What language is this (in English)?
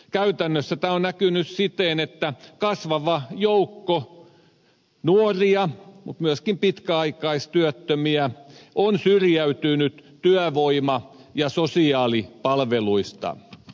Finnish